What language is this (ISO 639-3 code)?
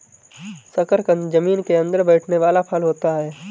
hin